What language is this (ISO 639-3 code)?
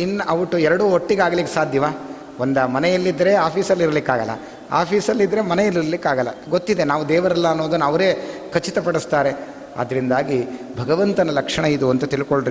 kan